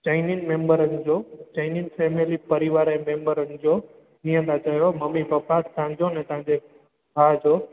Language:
Sindhi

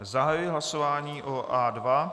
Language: Czech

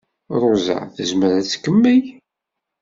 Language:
Kabyle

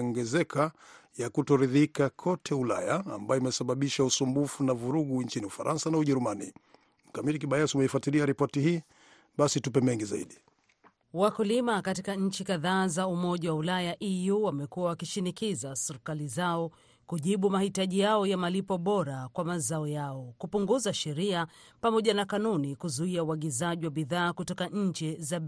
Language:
Swahili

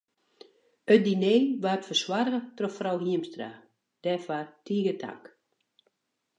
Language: Western Frisian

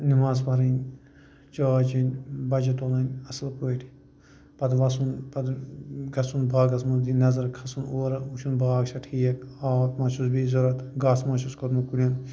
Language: Kashmiri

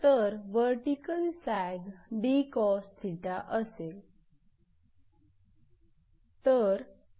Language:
Marathi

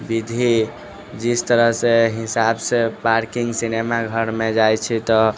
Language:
Maithili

